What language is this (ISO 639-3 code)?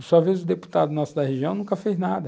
por